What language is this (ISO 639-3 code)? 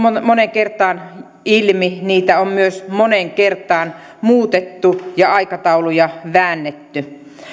fin